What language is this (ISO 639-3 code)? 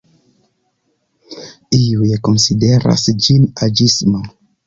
epo